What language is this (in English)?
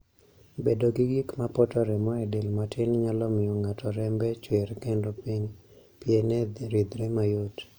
Luo (Kenya and Tanzania)